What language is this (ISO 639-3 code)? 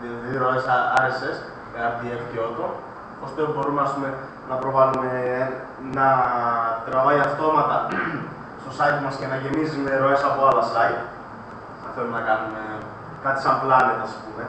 ell